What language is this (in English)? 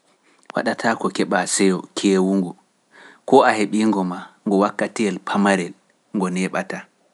Pular